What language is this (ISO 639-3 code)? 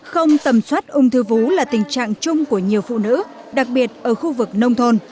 vie